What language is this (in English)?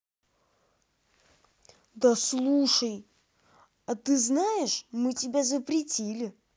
Russian